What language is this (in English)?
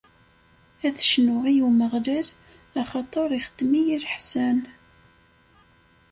Kabyle